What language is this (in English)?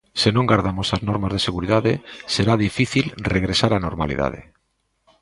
Galician